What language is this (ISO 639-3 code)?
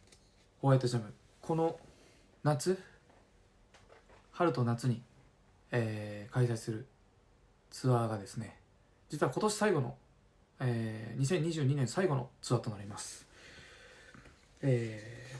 jpn